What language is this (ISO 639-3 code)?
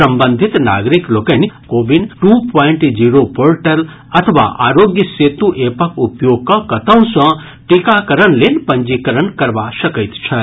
mai